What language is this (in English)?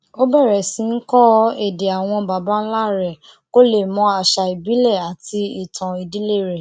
Yoruba